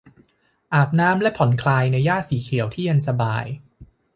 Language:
Thai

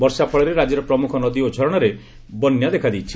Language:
Odia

